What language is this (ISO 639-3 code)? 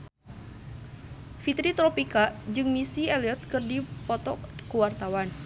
sun